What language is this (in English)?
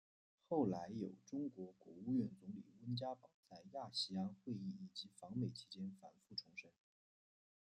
Chinese